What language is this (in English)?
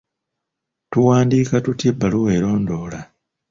Ganda